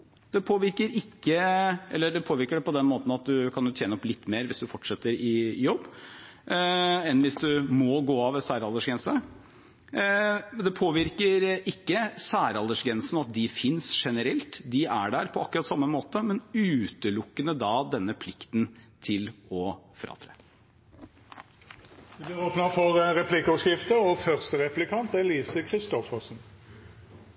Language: Norwegian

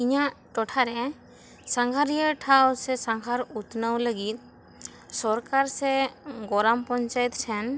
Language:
Santali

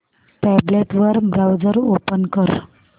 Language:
Marathi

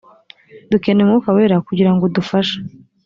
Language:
Kinyarwanda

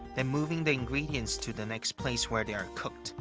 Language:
English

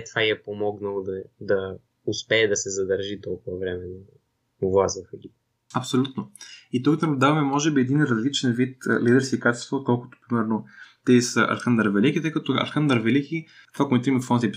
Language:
Bulgarian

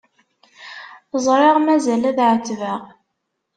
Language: Kabyle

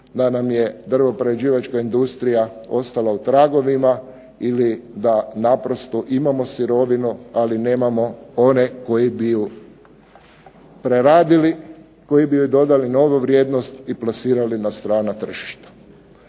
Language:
Croatian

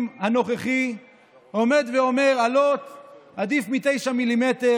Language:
Hebrew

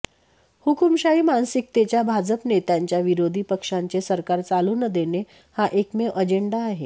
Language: Marathi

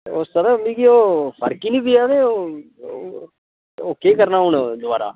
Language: Dogri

